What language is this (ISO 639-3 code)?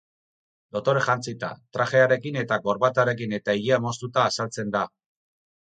eus